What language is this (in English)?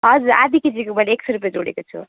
Nepali